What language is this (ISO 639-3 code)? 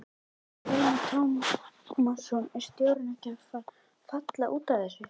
isl